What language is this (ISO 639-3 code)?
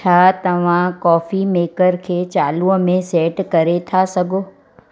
snd